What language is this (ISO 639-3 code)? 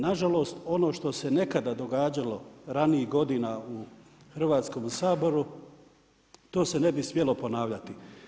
hrv